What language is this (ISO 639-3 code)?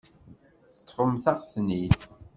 kab